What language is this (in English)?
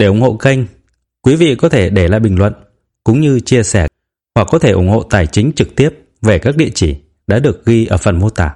Vietnamese